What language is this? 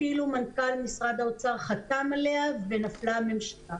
Hebrew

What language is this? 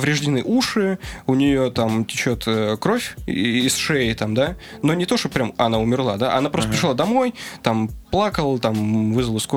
Russian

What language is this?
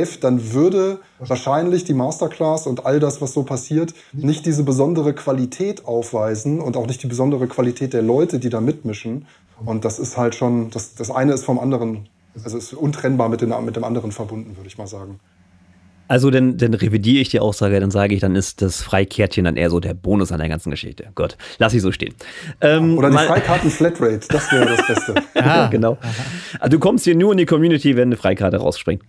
German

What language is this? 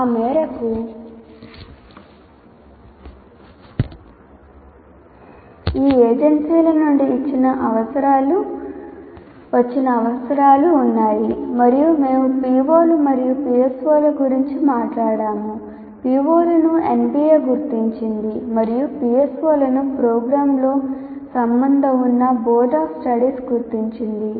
Telugu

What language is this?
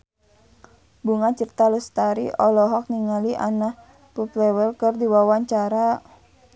Sundanese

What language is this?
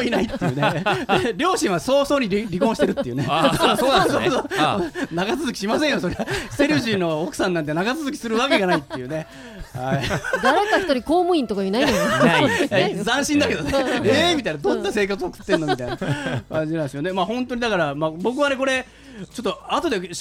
Japanese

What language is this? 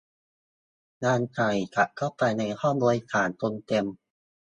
Thai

